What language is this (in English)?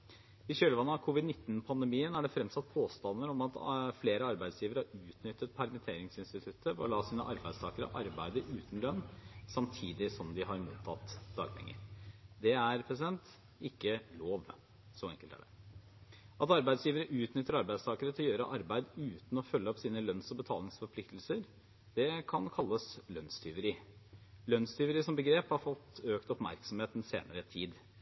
Norwegian Bokmål